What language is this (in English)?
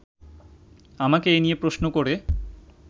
Bangla